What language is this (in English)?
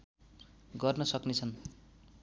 Nepali